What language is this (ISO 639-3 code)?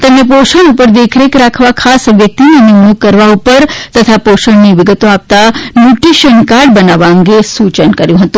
guj